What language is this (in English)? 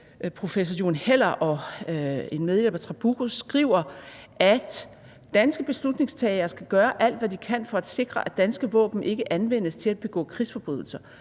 Danish